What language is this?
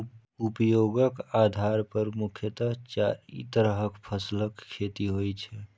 Maithili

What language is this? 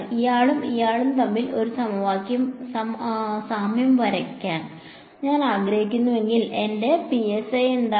Malayalam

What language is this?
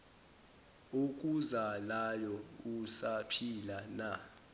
Zulu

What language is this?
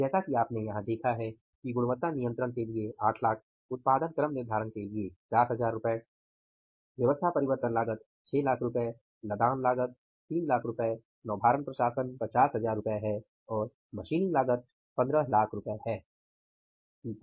Hindi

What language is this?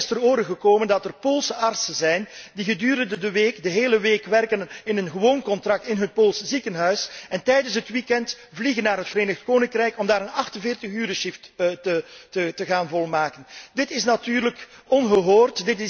Dutch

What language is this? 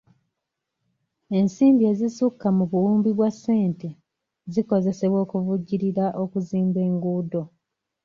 Ganda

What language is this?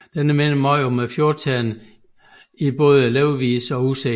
Danish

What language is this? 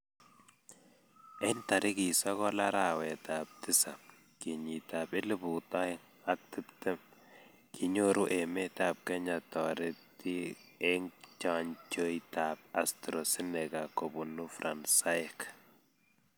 Kalenjin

